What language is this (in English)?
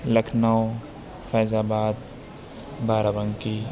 Urdu